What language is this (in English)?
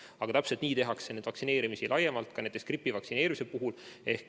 Estonian